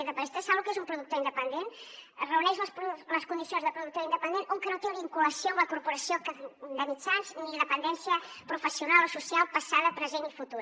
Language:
Catalan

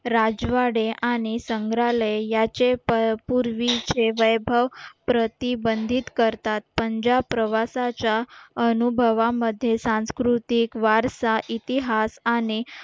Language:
Marathi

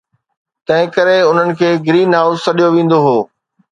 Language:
Sindhi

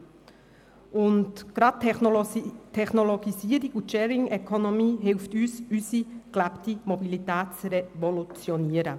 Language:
Swiss German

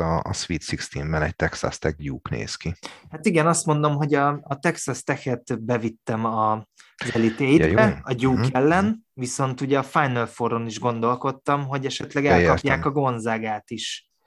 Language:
Hungarian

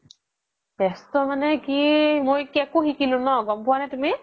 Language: Assamese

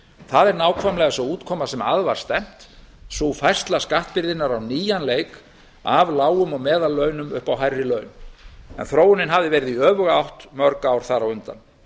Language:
Icelandic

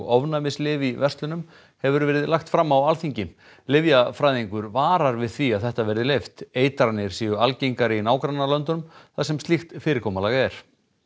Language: Icelandic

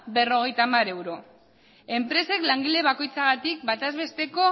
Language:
Basque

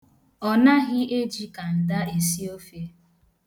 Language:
Igbo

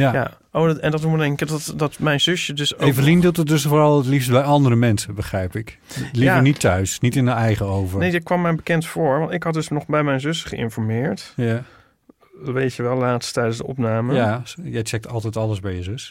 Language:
Dutch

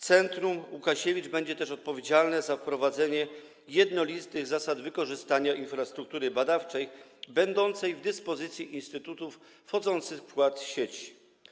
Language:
Polish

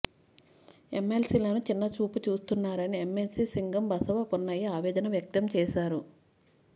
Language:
Telugu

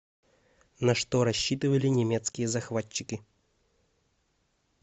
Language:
Russian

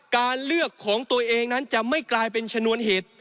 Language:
Thai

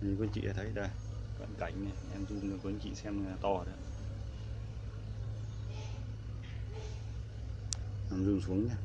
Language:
Vietnamese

